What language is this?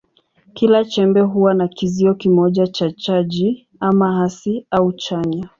Swahili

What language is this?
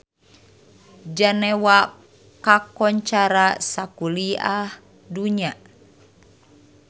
Sundanese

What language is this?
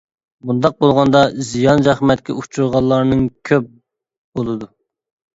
Uyghur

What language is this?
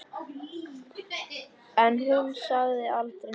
Icelandic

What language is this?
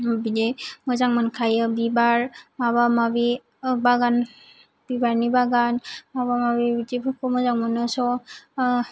Bodo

